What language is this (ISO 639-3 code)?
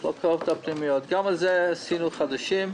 heb